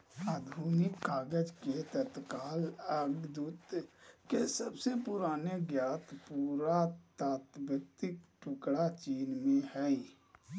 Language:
Magahi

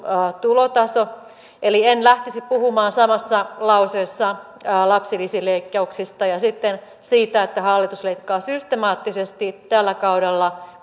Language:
Finnish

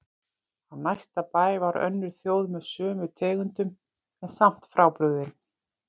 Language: Icelandic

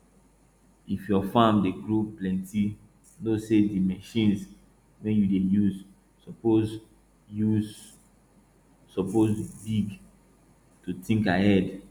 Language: Nigerian Pidgin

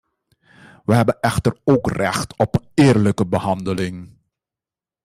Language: Dutch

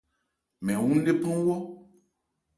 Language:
Ebrié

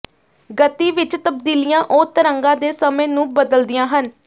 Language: Punjabi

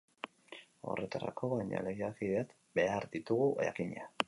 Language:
Basque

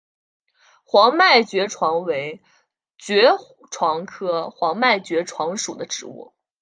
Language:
Chinese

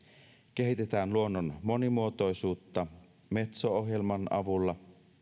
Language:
Finnish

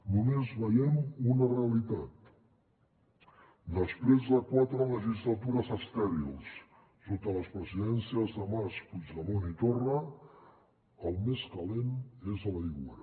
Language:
Catalan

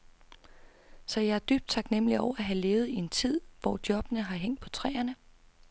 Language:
Danish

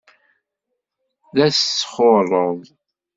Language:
Kabyle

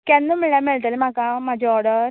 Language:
Konkani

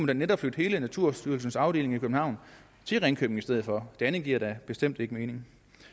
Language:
Danish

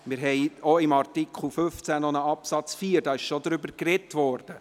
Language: Swiss German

